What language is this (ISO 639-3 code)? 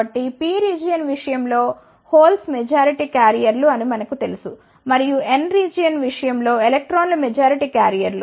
tel